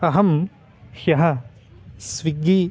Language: Sanskrit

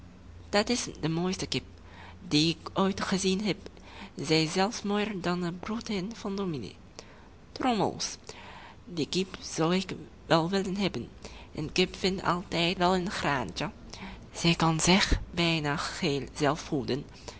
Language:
Dutch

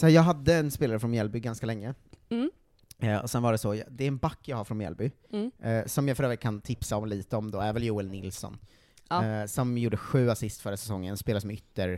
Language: Swedish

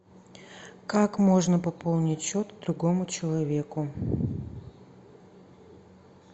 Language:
Russian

